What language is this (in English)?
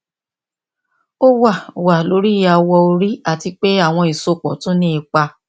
Yoruba